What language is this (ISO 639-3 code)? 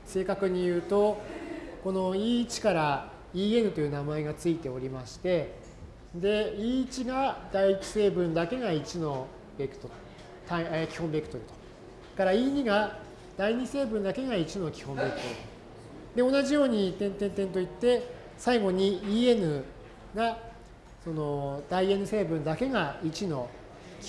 jpn